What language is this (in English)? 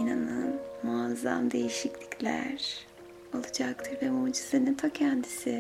Turkish